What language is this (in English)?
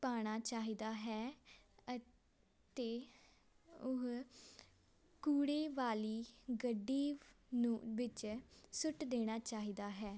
Punjabi